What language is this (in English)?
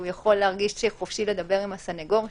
Hebrew